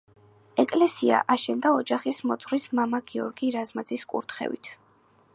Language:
Georgian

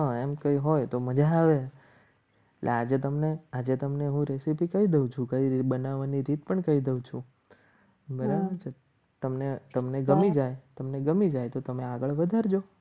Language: Gujarati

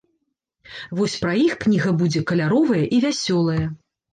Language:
Belarusian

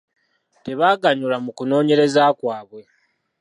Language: Ganda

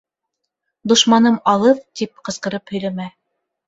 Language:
Bashkir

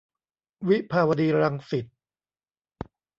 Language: Thai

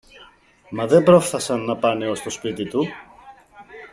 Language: Greek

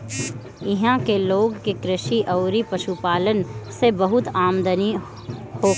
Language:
Bhojpuri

